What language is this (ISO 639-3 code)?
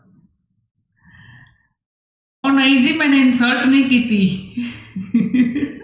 pan